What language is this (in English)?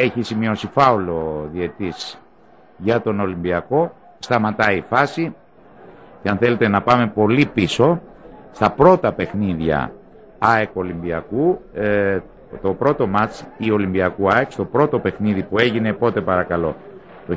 Greek